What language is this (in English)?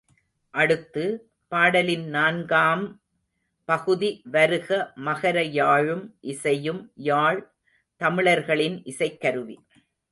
Tamil